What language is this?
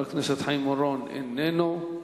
Hebrew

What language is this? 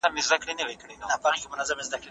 Pashto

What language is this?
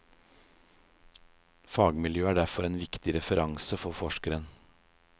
Norwegian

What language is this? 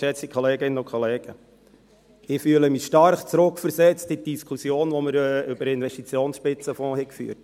Swiss German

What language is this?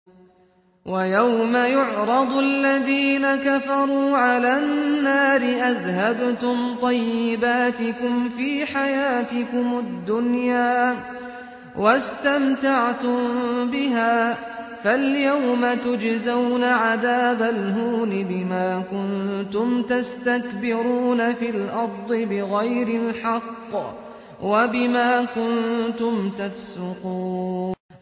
Arabic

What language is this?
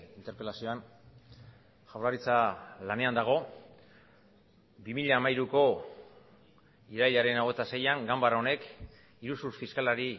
Basque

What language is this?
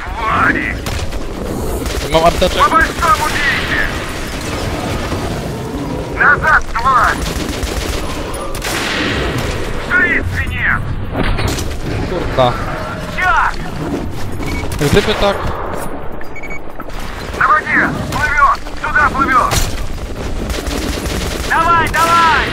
Polish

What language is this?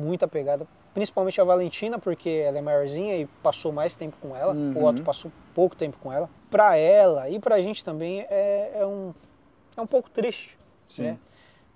Portuguese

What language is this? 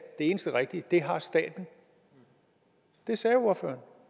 Danish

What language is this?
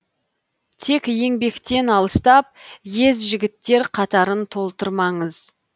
Kazakh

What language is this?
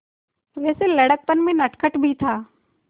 Hindi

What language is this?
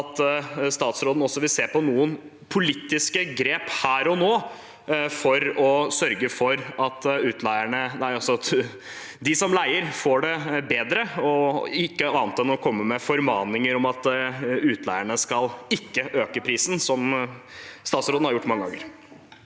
Norwegian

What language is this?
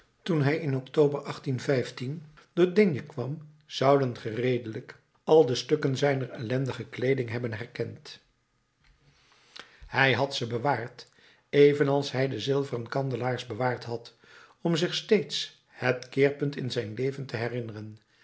Dutch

